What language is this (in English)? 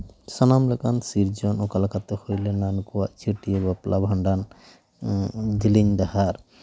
Santali